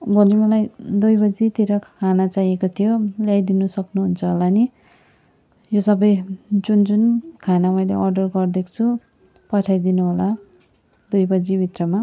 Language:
Nepali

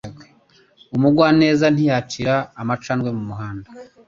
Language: Kinyarwanda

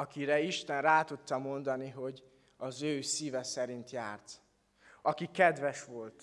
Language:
Hungarian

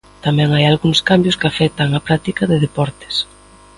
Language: Galician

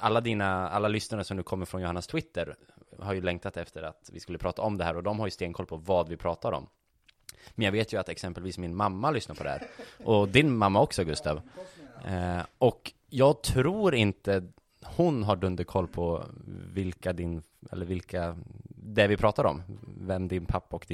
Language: Swedish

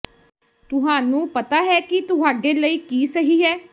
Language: Punjabi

